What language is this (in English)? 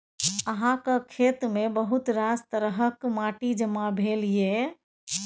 Maithili